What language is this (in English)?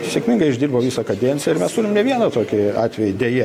Lithuanian